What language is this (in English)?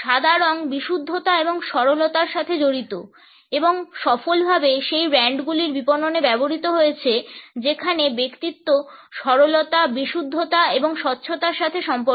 Bangla